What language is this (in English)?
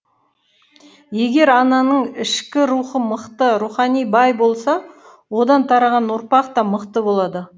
Kazakh